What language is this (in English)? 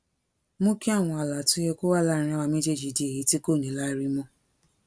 Yoruba